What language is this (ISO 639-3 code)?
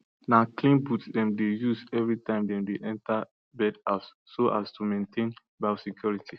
pcm